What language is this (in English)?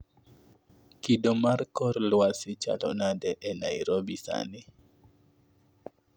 Luo (Kenya and Tanzania)